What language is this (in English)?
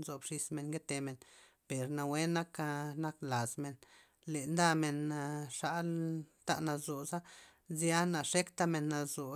Loxicha Zapotec